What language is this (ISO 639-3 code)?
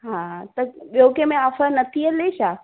snd